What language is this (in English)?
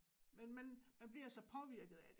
Danish